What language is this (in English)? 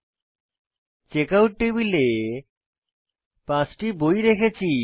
Bangla